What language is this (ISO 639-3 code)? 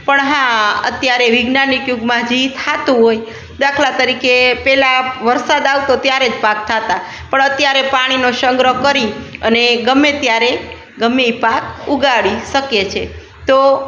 guj